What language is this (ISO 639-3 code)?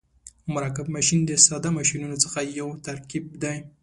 pus